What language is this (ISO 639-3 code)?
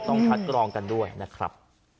tha